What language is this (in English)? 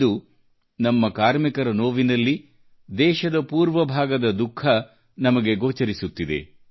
Kannada